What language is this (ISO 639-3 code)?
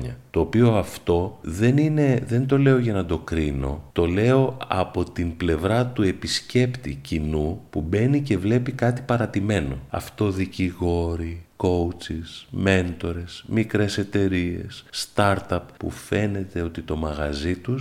ell